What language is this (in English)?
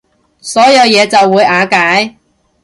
Cantonese